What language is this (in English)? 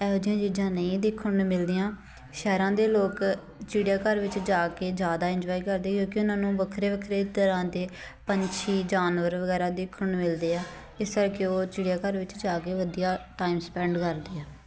Punjabi